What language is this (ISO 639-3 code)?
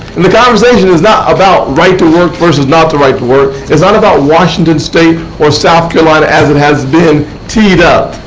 eng